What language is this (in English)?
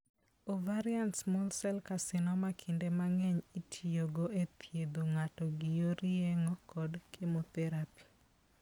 Luo (Kenya and Tanzania)